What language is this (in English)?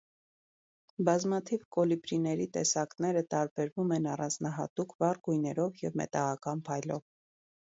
Armenian